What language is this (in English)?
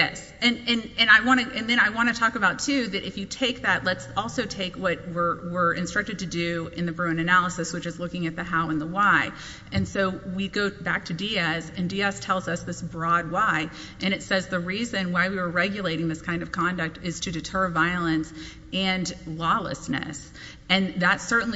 English